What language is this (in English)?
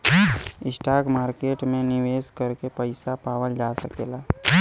Bhojpuri